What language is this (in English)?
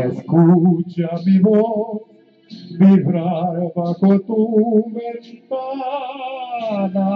Czech